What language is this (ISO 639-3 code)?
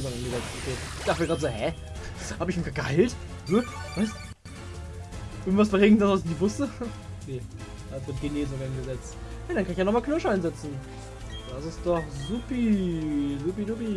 deu